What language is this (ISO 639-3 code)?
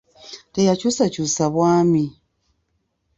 lug